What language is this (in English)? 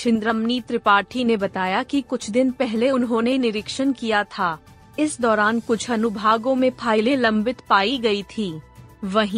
Hindi